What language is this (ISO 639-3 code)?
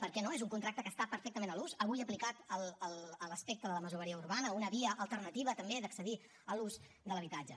cat